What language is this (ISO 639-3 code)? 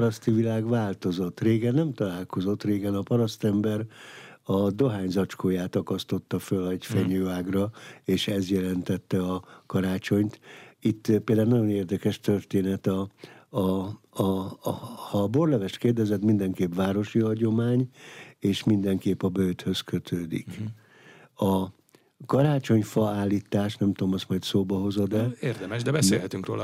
hun